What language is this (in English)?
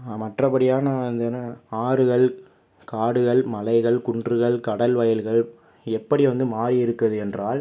Tamil